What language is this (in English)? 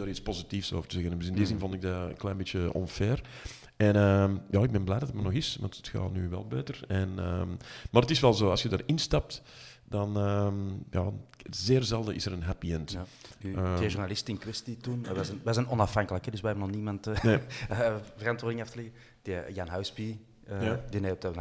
Dutch